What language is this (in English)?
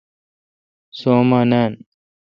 Kalkoti